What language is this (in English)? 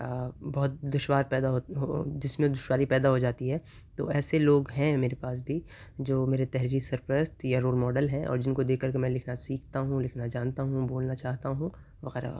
Urdu